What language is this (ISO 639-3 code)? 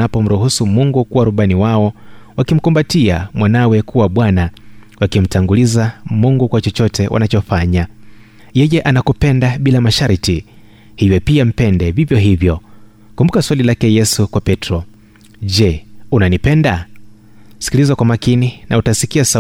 swa